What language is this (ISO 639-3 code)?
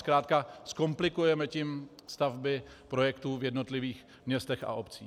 ces